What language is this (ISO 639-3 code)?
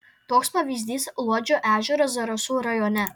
lit